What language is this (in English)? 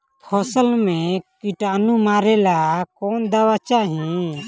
Bhojpuri